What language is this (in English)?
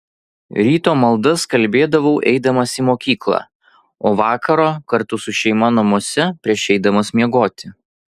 Lithuanian